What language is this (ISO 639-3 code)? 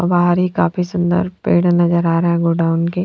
hin